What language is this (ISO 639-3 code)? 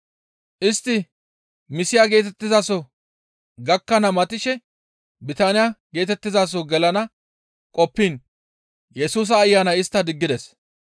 gmv